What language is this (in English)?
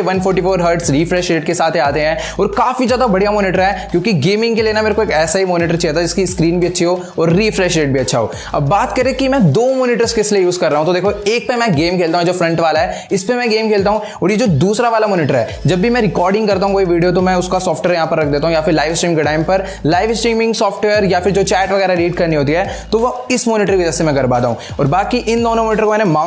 Hindi